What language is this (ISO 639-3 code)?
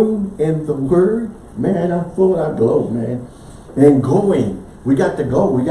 eng